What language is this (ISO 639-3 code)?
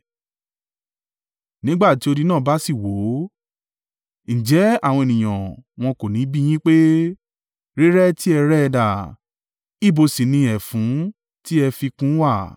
yor